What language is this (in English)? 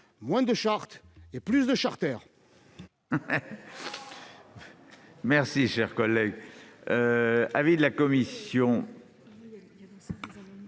French